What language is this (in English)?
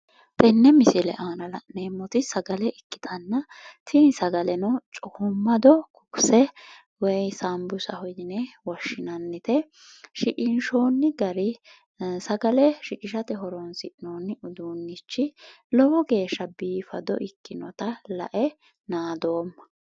Sidamo